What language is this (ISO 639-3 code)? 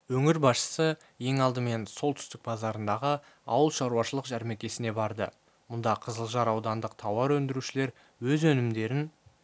kaz